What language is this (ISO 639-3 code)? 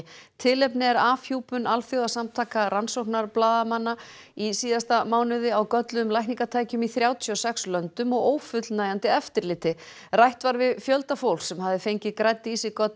isl